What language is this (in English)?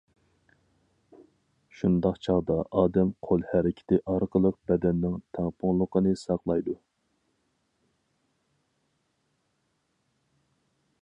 Uyghur